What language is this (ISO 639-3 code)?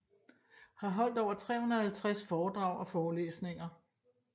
dan